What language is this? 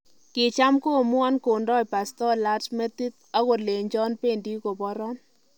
Kalenjin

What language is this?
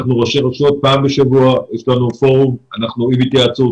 Hebrew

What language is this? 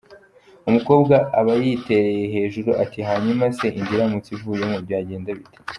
Kinyarwanda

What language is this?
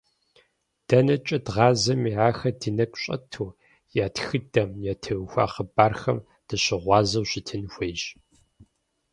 Kabardian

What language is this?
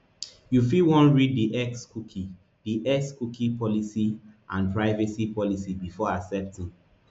Nigerian Pidgin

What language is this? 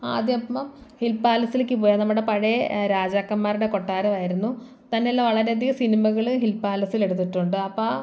Malayalam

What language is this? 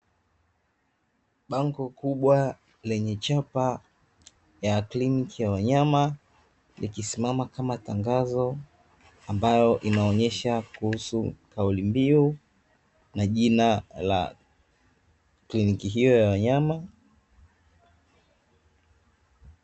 Swahili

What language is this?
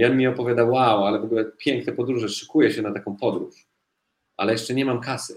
Polish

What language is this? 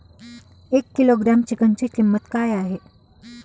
Marathi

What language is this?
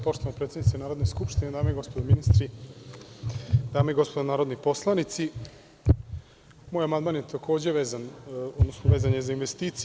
Serbian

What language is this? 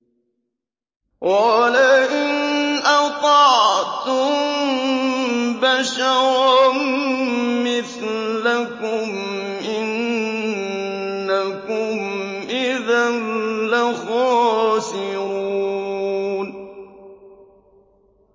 Arabic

